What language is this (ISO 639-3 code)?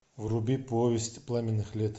rus